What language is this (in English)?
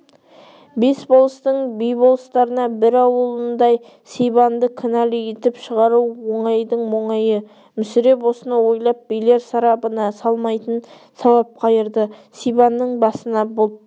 Kazakh